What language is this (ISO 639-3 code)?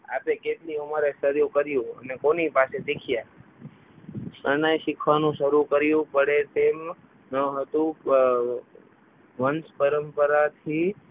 guj